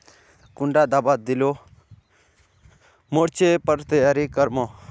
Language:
Magahi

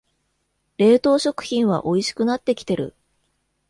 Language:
Japanese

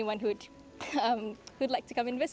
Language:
Indonesian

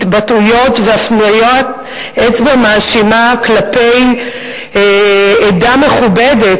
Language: Hebrew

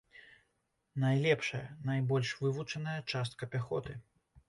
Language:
Belarusian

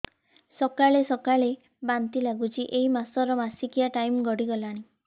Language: Odia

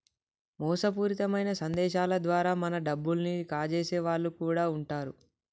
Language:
Telugu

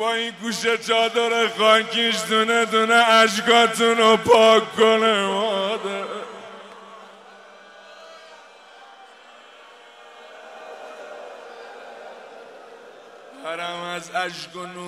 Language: Persian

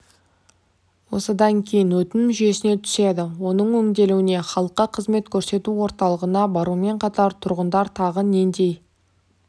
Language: Kazakh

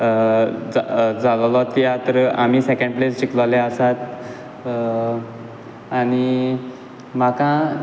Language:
Konkani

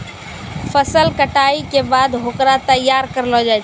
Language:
Maithili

